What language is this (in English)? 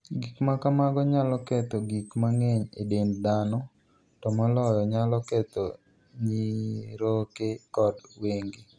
Luo (Kenya and Tanzania)